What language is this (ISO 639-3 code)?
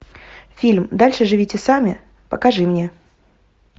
rus